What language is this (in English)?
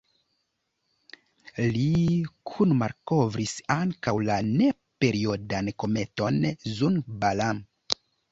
Esperanto